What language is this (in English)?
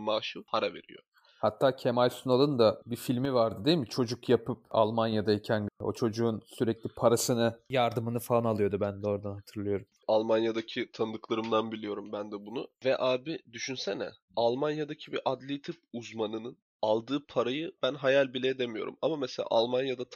Turkish